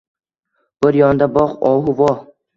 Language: Uzbek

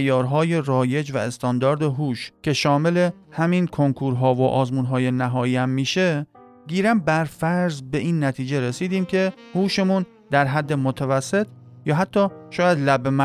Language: Persian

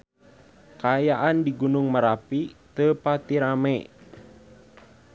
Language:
Sundanese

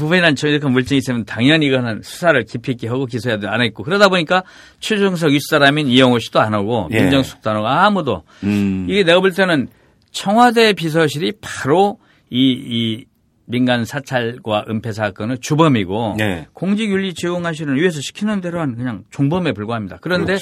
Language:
Korean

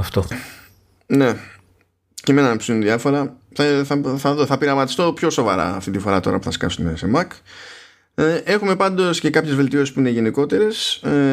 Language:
Greek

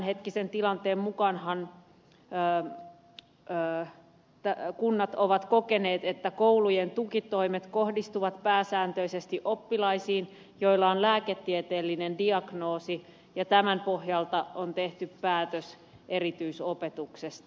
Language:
Finnish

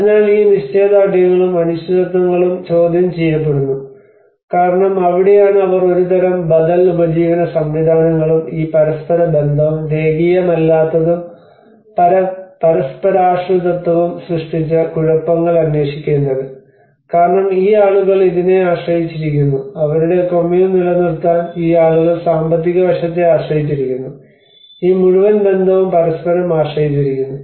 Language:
Malayalam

